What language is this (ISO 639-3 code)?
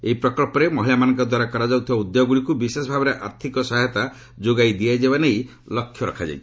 ori